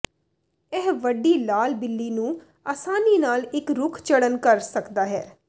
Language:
Punjabi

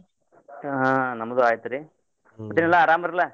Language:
Kannada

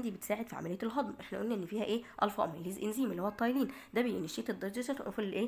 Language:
Arabic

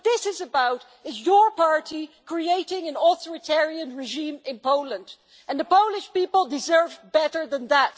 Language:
English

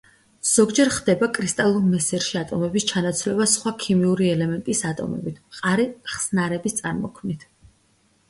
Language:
Georgian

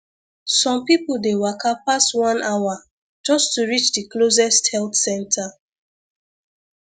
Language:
Nigerian Pidgin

